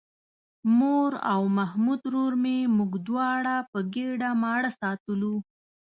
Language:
Pashto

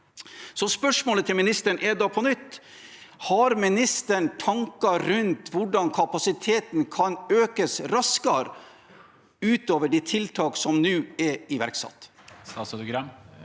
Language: Norwegian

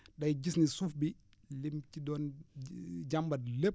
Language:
Wolof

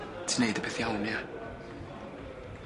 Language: Welsh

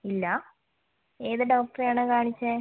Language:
Malayalam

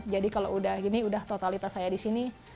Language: Indonesian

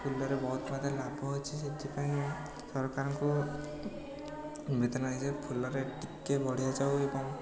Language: Odia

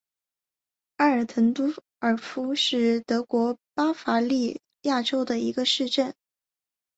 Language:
Chinese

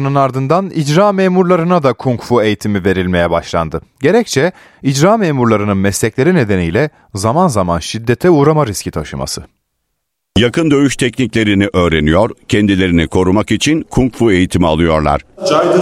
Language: Turkish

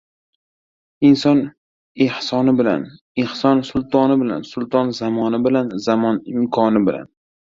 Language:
Uzbek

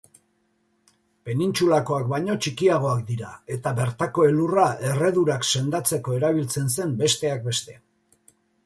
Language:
Basque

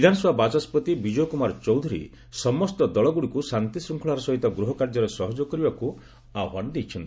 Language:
Odia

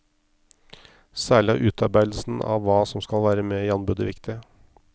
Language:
Norwegian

